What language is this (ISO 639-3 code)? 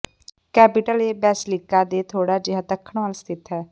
pan